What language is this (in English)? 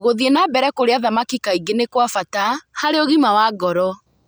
Kikuyu